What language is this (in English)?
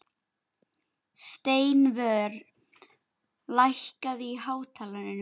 Icelandic